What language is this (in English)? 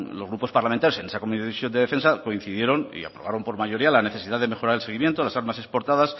Spanish